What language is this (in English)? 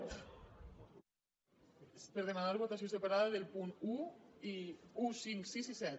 Catalan